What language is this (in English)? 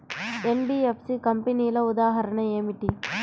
Telugu